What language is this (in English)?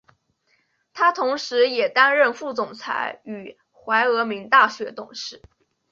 Chinese